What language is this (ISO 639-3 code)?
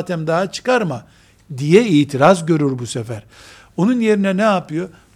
tur